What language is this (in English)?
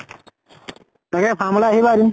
Assamese